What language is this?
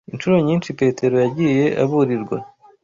Kinyarwanda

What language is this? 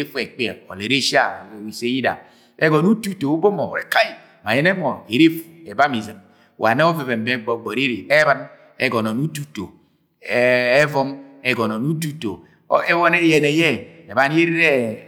Agwagwune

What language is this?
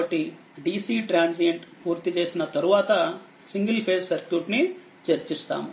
Telugu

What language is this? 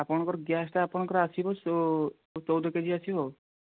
Odia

